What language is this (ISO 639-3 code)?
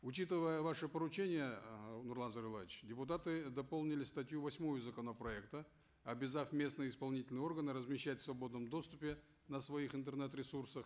kaz